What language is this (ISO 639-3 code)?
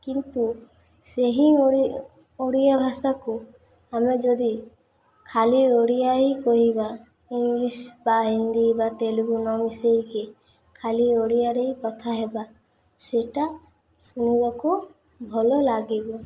ori